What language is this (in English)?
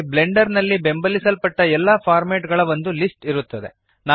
Kannada